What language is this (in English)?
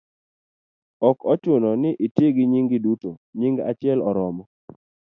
Luo (Kenya and Tanzania)